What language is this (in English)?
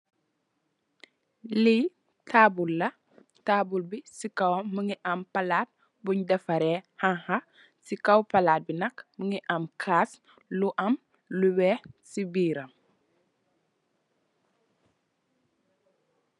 Wolof